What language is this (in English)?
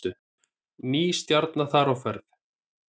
Icelandic